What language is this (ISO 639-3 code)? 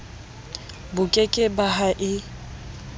sot